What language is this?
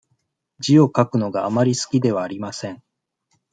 Japanese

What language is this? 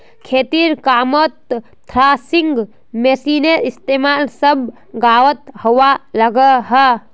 Magahi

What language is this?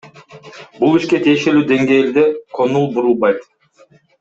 Kyrgyz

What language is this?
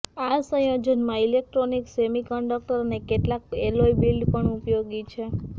Gujarati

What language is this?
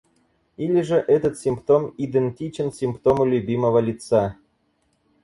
Russian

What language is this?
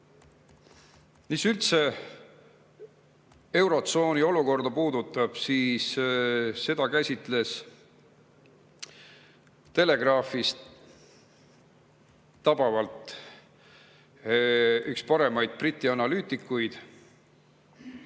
Estonian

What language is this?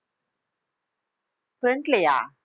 Tamil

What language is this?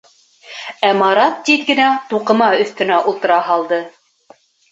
Bashkir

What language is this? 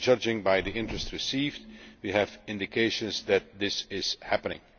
English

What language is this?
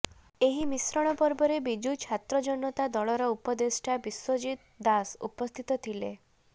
Odia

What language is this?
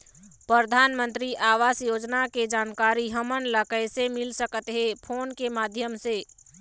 Chhattisgarhi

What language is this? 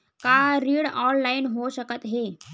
Chhattisgarhi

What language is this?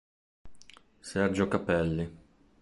Italian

